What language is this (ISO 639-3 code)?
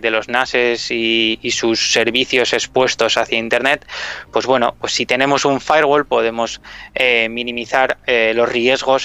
spa